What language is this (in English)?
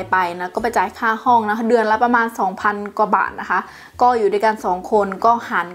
Thai